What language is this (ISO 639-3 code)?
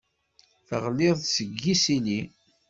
kab